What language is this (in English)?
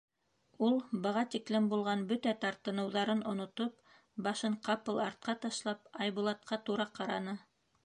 Bashkir